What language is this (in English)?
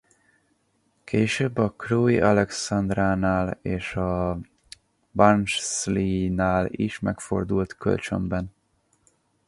Hungarian